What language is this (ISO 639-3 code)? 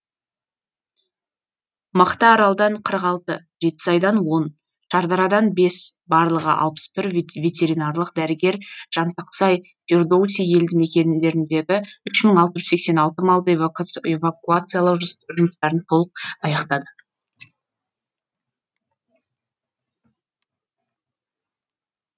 kaz